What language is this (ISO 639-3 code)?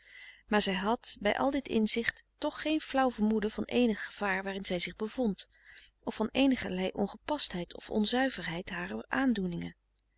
nld